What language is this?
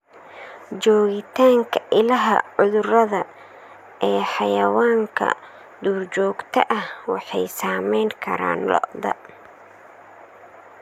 Somali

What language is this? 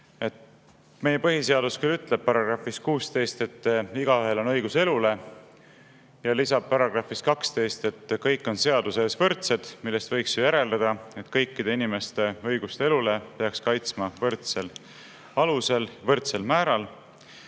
Estonian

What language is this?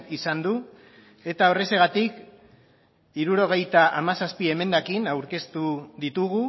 Basque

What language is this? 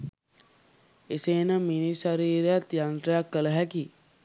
Sinhala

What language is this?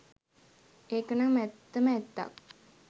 Sinhala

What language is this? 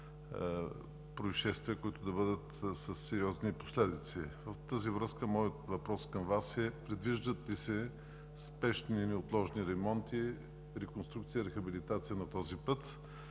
Bulgarian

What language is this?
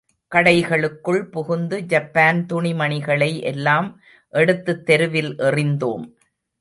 Tamil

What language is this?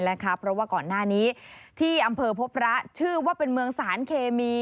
Thai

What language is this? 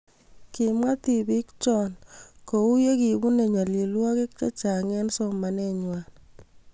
Kalenjin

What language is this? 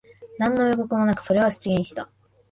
Japanese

